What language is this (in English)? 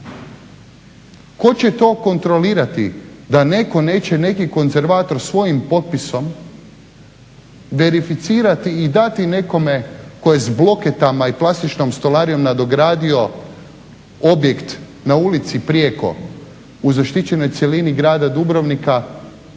Croatian